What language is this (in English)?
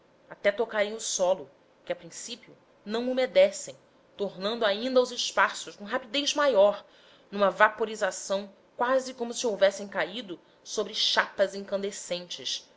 Portuguese